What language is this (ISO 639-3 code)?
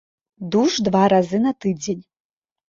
bel